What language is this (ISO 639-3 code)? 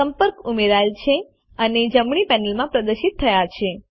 guj